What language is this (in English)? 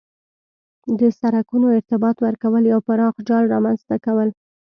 Pashto